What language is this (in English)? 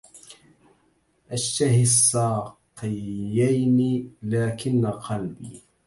Arabic